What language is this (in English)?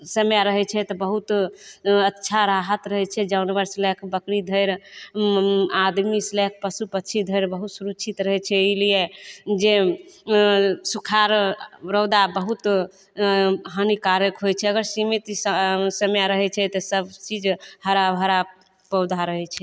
Maithili